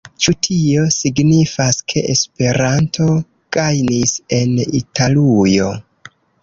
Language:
Esperanto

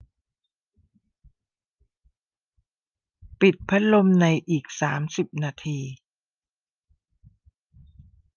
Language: Thai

